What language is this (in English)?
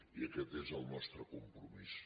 Catalan